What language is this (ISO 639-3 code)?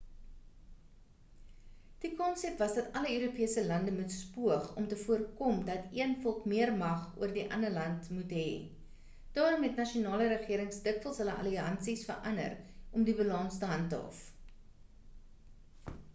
afr